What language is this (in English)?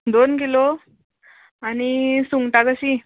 Konkani